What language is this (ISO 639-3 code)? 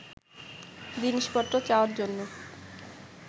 ben